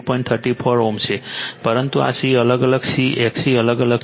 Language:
Gujarati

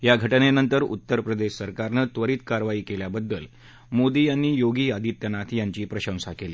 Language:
Marathi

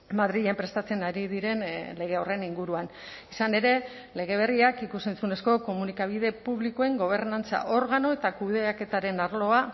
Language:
Basque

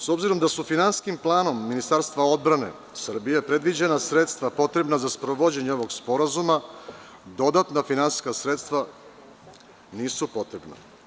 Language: Serbian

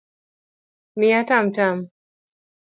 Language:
Luo (Kenya and Tanzania)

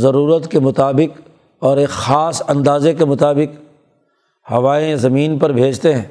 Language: Urdu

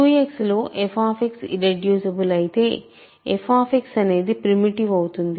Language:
Telugu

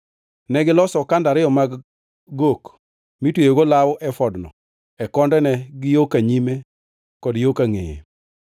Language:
Luo (Kenya and Tanzania)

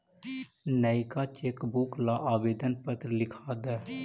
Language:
Magahi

